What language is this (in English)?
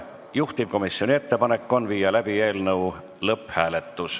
Estonian